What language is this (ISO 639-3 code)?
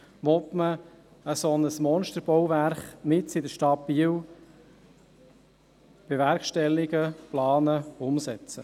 gsw